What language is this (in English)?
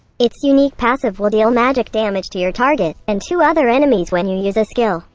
English